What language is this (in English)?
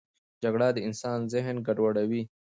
Pashto